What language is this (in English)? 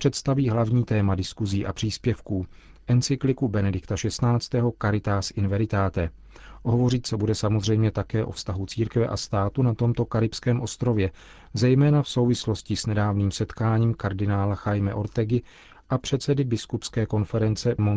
Czech